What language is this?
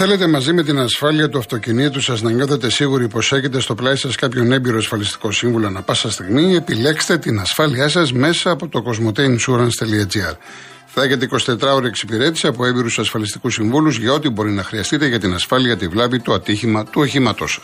Greek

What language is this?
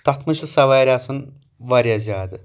Kashmiri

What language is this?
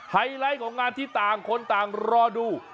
Thai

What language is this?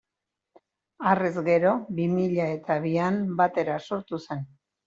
Basque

